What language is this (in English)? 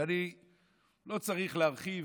Hebrew